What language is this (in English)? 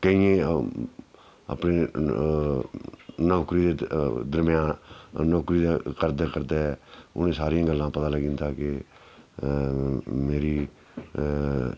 Dogri